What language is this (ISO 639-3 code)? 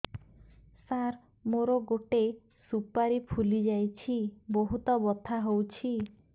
ori